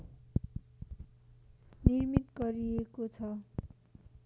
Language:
Nepali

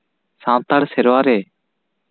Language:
Santali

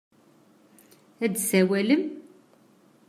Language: Kabyle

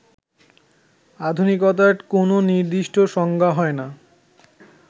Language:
Bangla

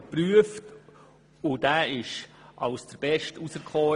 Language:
Swiss German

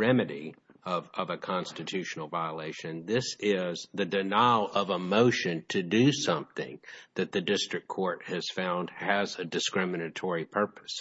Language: English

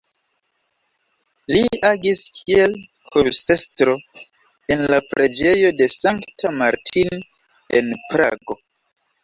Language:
Esperanto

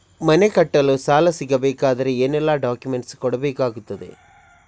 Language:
Kannada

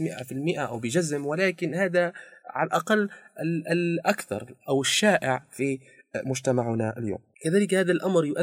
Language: Arabic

